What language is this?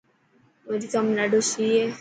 Dhatki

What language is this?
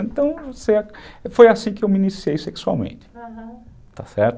Portuguese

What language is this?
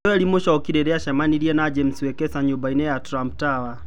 Kikuyu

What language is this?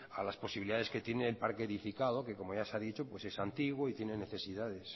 Spanish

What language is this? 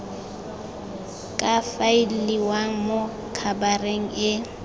Tswana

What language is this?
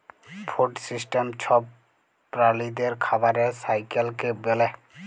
Bangla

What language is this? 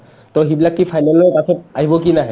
Assamese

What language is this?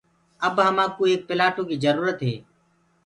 Gurgula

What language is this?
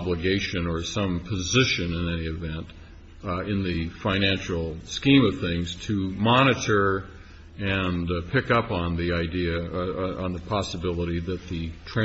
English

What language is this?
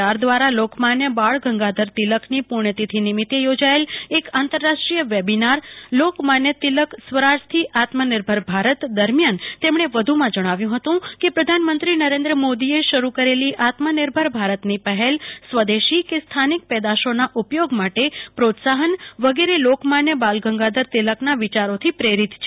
Gujarati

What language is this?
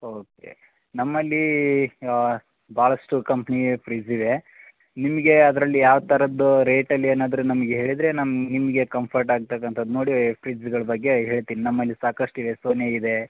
Kannada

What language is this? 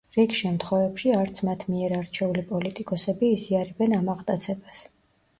Georgian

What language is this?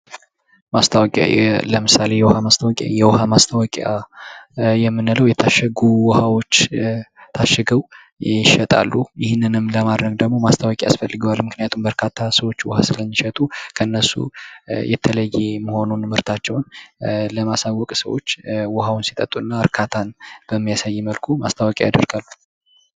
Amharic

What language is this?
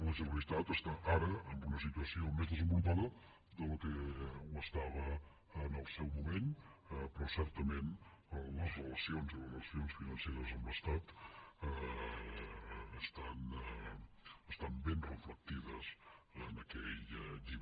Catalan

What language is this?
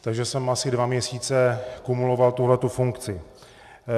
Czech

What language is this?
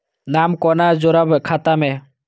Maithili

